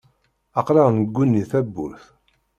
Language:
Kabyle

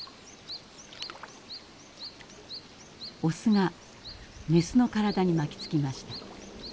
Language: Japanese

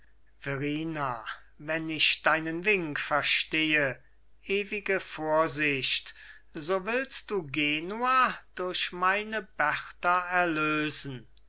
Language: German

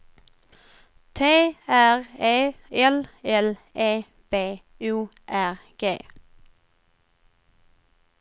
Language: Swedish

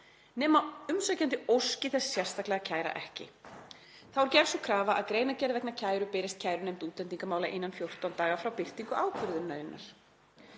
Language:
Icelandic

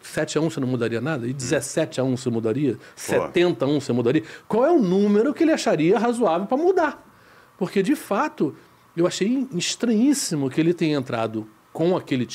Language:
Portuguese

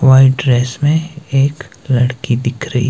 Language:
Hindi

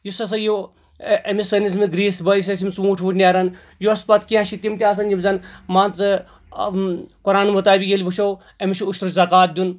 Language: Kashmiri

